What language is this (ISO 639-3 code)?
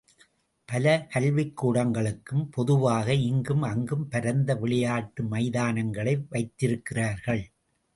tam